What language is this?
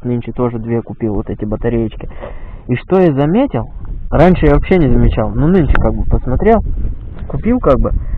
Russian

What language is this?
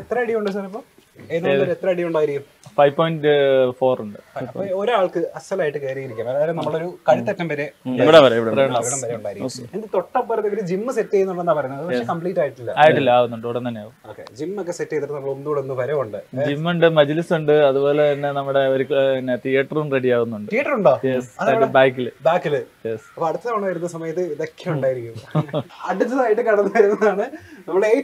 Malayalam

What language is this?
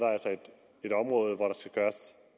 Danish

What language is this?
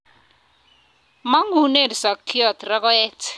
Kalenjin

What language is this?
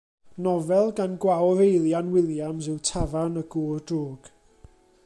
Welsh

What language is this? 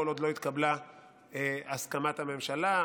Hebrew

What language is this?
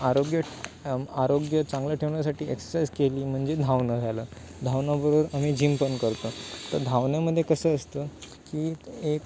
Marathi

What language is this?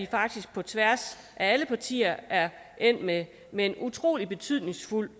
Danish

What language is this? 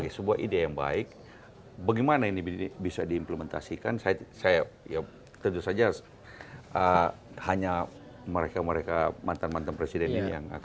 Indonesian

